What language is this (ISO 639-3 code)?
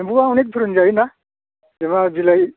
brx